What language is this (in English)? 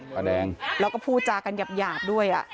Thai